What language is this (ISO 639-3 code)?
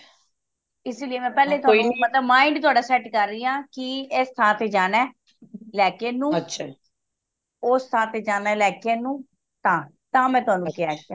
pan